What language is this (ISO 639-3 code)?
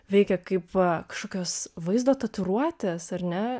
lit